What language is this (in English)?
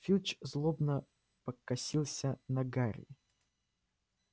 Russian